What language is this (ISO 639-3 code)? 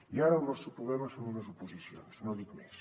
cat